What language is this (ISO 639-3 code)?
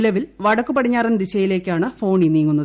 mal